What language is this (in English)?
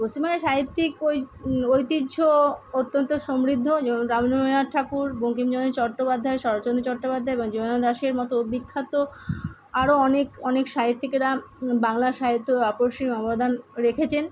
Bangla